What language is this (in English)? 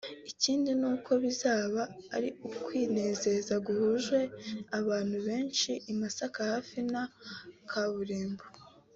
Kinyarwanda